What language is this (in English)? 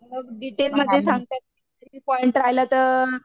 Marathi